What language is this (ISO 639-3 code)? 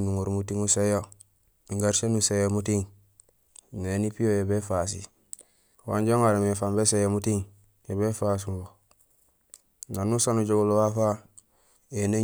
gsl